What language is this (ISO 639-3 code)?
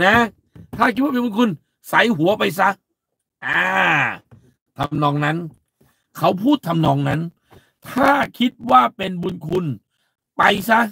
tha